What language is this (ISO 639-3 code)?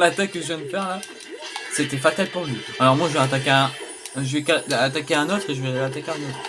fra